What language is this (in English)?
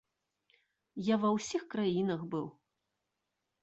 Belarusian